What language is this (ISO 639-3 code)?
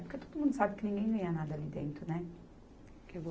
por